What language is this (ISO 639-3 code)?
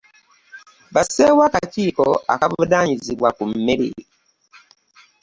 lug